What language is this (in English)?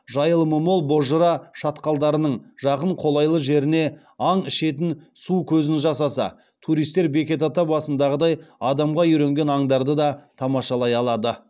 Kazakh